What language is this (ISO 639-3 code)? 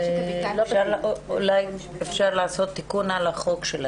heb